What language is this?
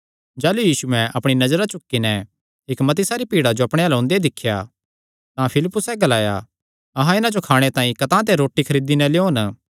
Kangri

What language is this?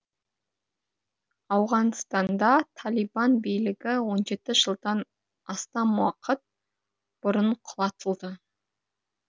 Kazakh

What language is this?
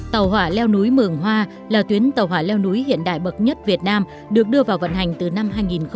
Vietnamese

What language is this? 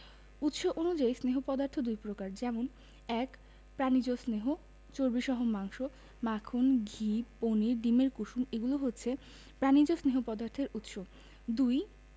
Bangla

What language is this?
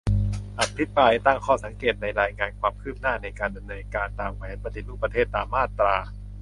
Thai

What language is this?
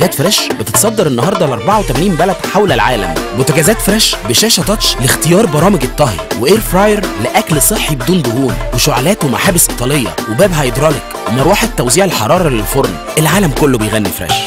Arabic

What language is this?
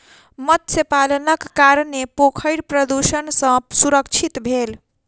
Maithili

